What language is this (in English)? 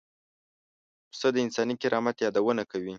Pashto